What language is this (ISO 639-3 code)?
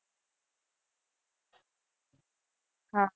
guj